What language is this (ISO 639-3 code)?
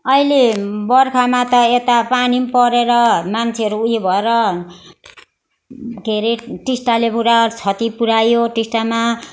nep